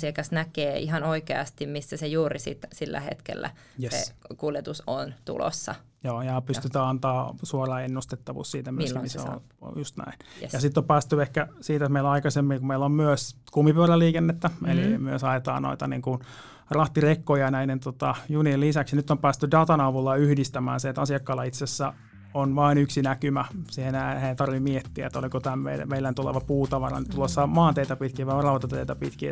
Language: Finnish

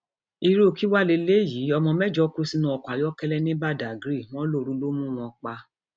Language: Yoruba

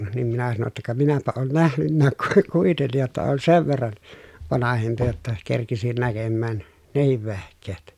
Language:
Finnish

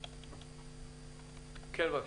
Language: Hebrew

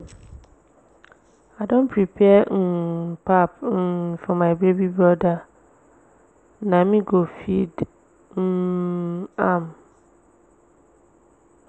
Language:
Nigerian Pidgin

